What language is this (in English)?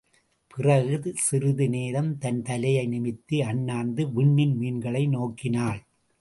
Tamil